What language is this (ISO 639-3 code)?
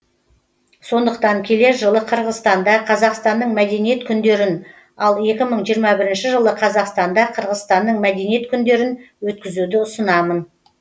kaz